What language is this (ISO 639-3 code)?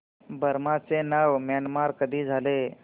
mar